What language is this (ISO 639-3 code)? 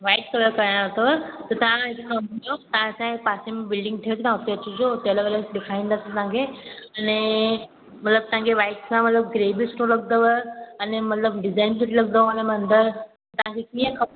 snd